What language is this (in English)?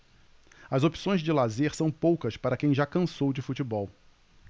Portuguese